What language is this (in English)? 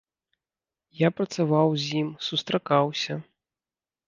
Belarusian